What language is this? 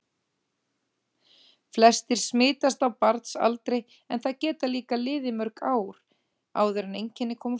Icelandic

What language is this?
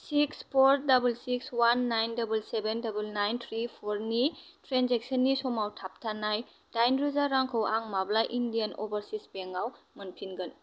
Bodo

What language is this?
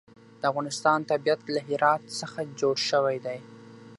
Pashto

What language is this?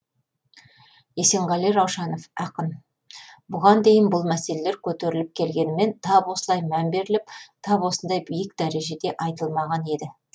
Kazakh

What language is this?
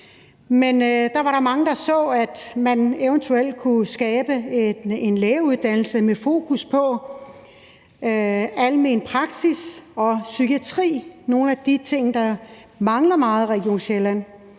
Danish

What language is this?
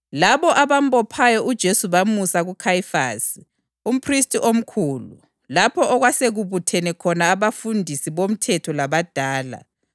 North Ndebele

